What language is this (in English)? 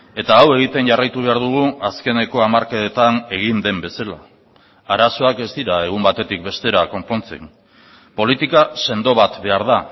Basque